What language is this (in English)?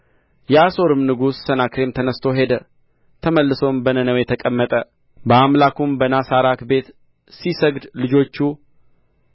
Amharic